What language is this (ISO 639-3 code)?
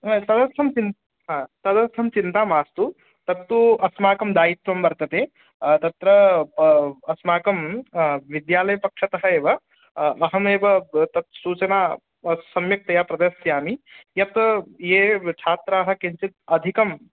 san